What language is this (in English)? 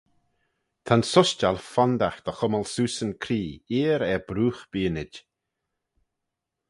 Manx